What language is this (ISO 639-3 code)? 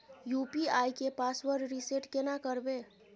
mai